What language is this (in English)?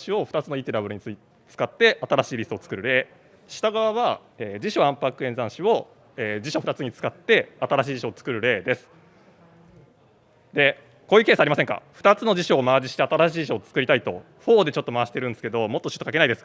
Japanese